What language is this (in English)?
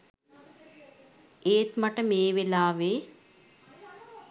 Sinhala